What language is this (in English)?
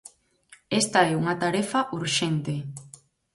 Galician